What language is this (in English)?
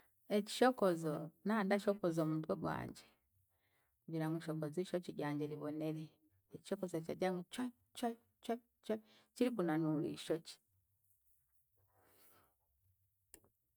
Chiga